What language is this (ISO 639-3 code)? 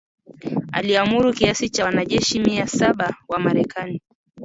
swa